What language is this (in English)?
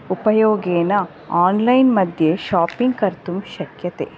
Sanskrit